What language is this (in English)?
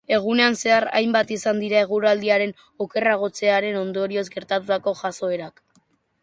Basque